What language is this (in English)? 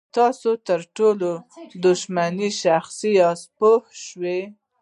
Pashto